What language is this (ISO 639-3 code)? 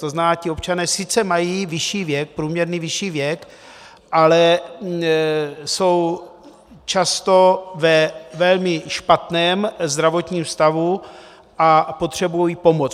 ces